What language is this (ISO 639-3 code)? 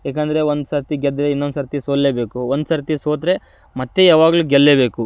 kan